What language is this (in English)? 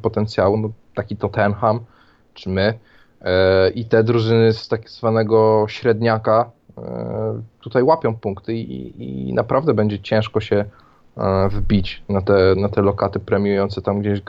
Polish